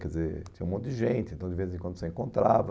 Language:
Portuguese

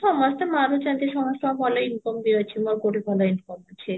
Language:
Odia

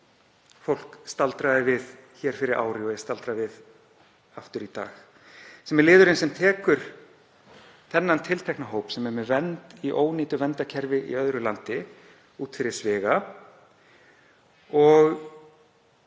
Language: Icelandic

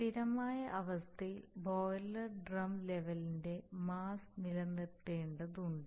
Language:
Malayalam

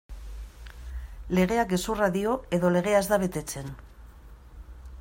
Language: Basque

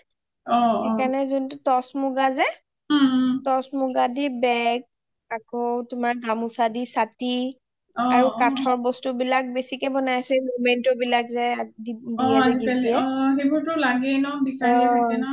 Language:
Assamese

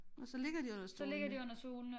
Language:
Danish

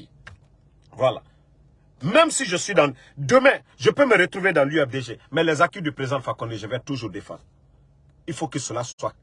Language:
French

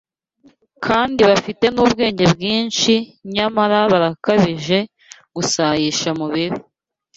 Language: Kinyarwanda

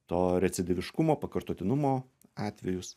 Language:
Lithuanian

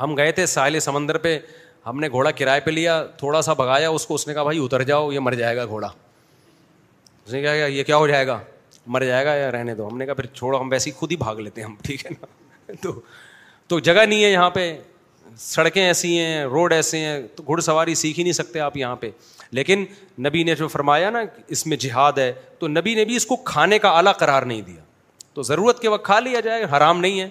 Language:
Urdu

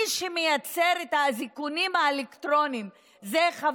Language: Hebrew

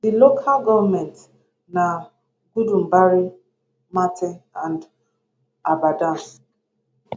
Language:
Nigerian Pidgin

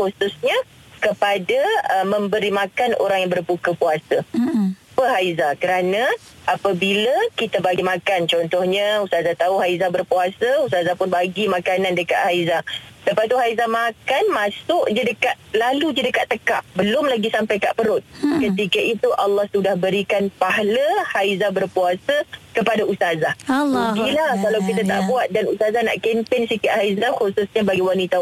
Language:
Malay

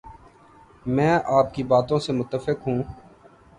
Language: Urdu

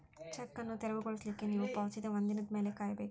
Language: Kannada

